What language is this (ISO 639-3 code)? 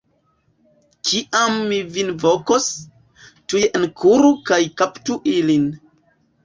epo